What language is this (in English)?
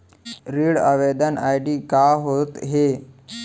Chhattisgarhi